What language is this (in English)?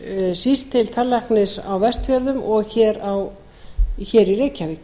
Icelandic